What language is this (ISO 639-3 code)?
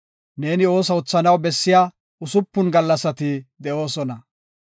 gof